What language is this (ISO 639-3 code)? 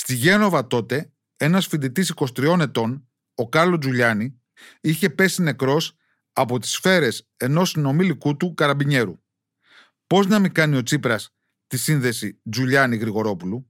ell